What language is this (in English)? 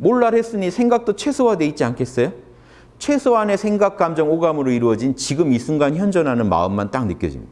Korean